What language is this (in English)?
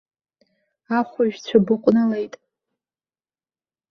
Abkhazian